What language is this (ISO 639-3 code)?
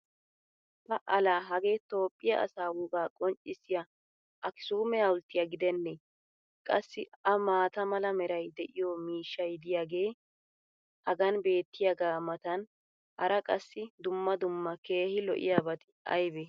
wal